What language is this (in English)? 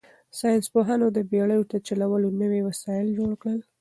Pashto